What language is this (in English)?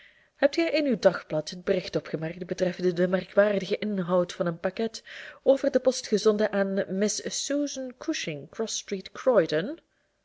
Dutch